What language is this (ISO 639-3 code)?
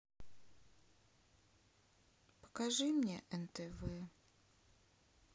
rus